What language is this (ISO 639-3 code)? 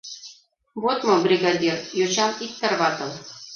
chm